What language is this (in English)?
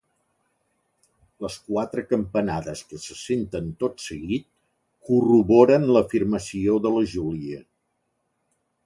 Catalan